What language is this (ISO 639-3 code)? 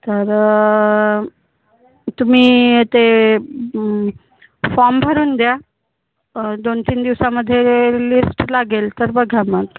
mar